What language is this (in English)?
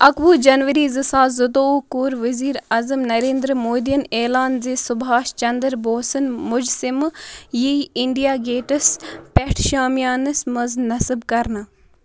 Kashmiri